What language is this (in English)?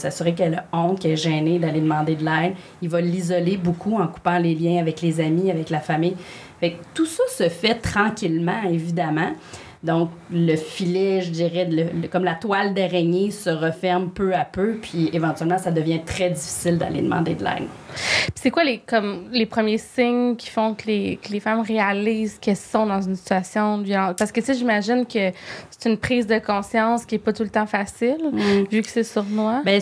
French